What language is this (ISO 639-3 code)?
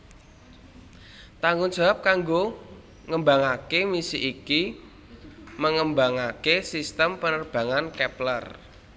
jav